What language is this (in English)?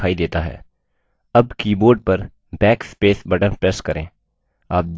Hindi